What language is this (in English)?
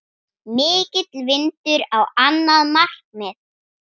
Icelandic